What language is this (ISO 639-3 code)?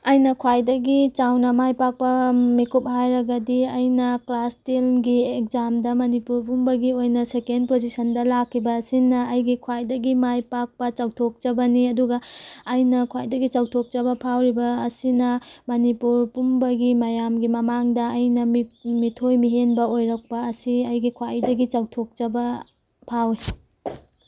mni